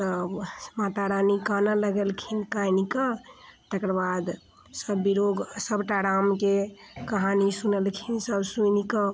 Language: Maithili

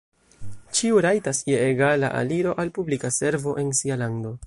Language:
Esperanto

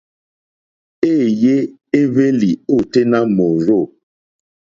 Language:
Mokpwe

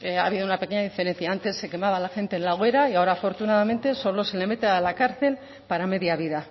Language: Spanish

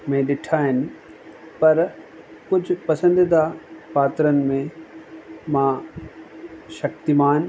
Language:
Sindhi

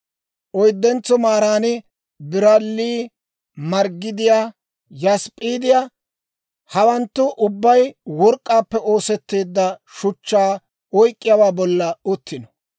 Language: Dawro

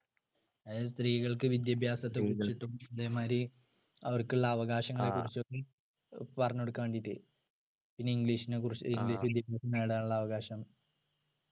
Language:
Malayalam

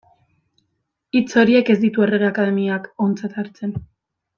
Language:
Basque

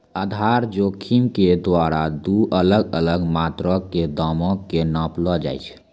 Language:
Maithili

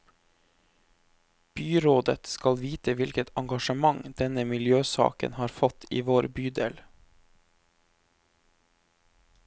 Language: Norwegian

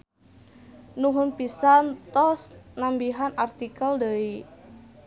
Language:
Sundanese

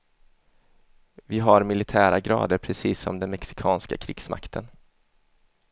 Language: Swedish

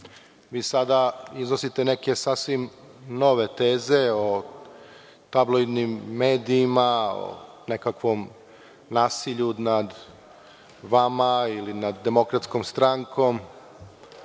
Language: Serbian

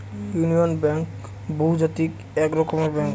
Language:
Bangla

